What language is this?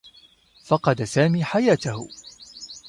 Arabic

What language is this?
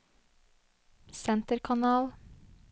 Norwegian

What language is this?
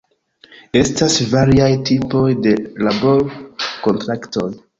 Esperanto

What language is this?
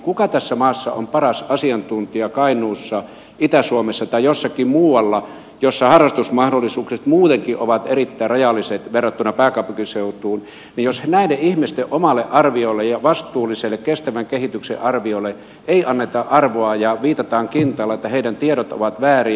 Finnish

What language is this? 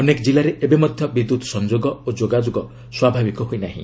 Odia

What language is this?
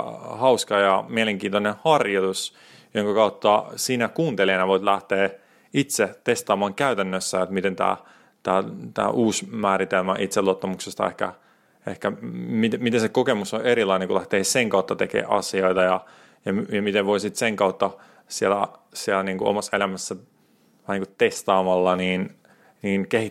Finnish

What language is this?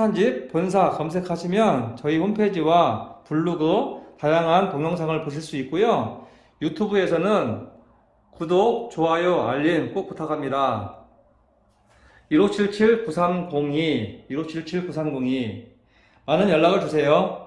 Korean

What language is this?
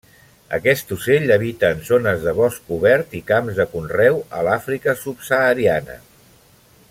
Catalan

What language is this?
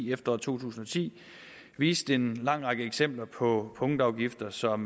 Danish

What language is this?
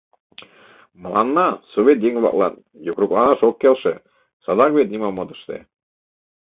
Mari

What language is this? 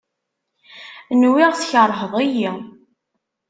Kabyle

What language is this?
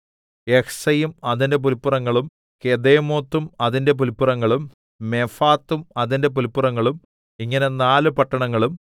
Malayalam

